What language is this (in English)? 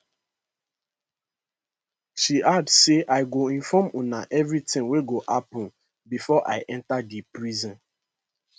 Nigerian Pidgin